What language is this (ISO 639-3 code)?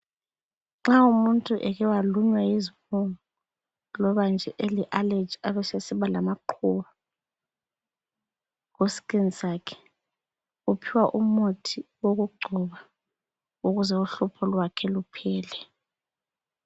nde